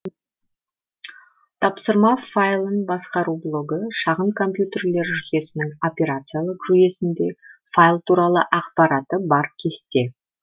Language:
Kazakh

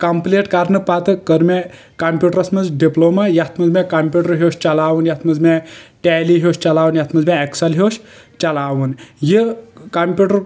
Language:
Kashmiri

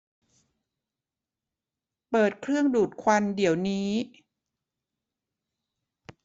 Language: Thai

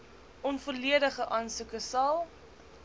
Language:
Afrikaans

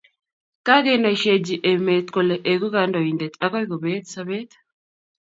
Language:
Kalenjin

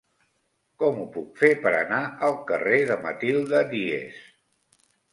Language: Catalan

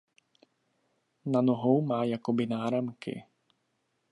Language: Czech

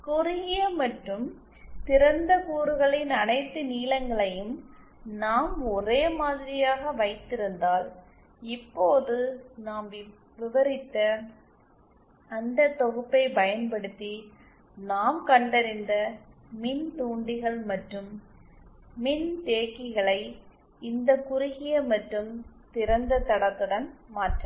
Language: Tamil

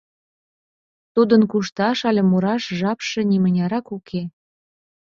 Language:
Mari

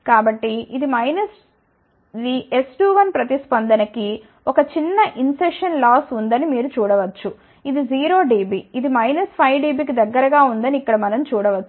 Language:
Telugu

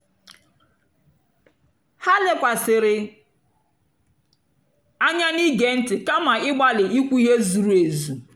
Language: Igbo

